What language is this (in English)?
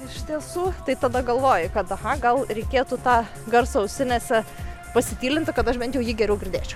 Lithuanian